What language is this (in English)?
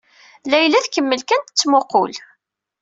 Kabyle